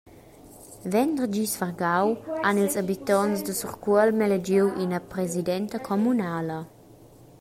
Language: Romansh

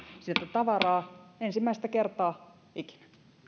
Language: Finnish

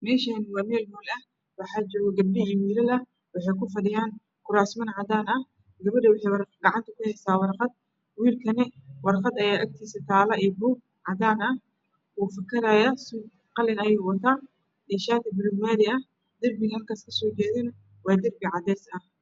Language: Somali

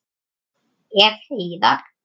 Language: Icelandic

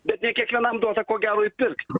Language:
Lithuanian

